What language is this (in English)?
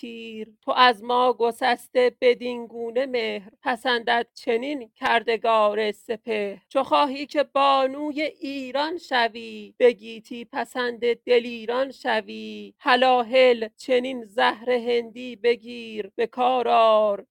Persian